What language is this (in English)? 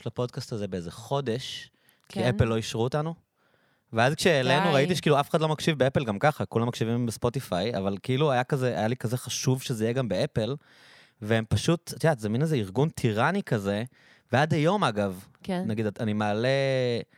Hebrew